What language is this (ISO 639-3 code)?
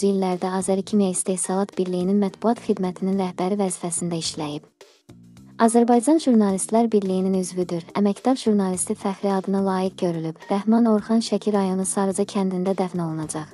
tur